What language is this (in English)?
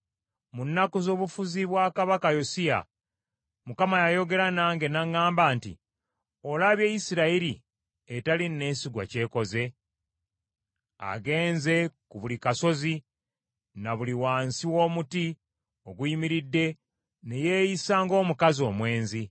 Ganda